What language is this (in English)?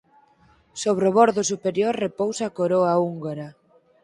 Galician